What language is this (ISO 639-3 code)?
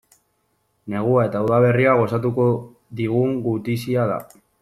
eus